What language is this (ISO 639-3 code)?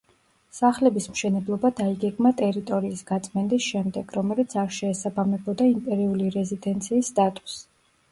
kat